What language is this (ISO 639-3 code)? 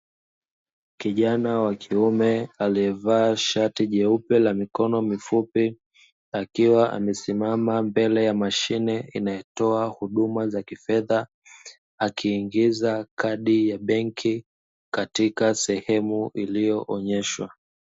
swa